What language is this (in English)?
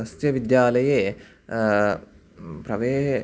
Sanskrit